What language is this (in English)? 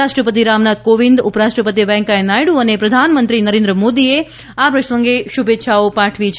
Gujarati